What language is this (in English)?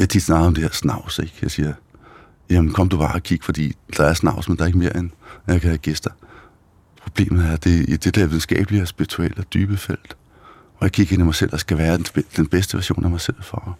Danish